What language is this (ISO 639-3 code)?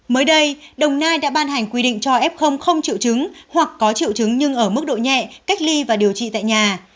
vie